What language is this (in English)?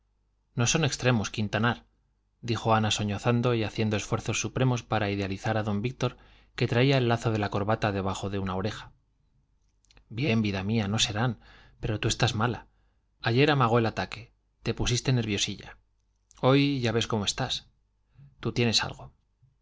Spanish